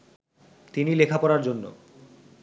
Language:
Bangla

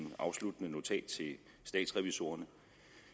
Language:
Danish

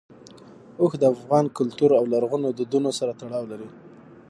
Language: Pashto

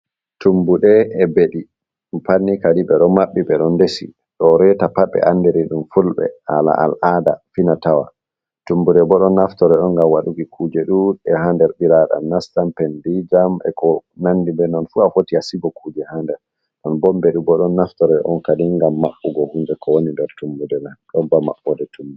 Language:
Fula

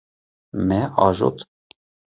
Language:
Kurdish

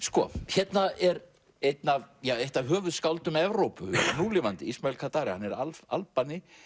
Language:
Icelandic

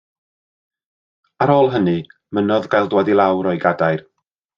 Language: Welsh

